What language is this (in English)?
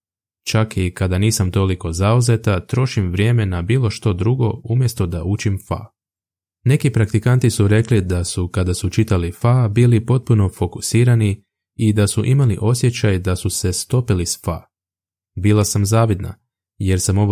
Croatian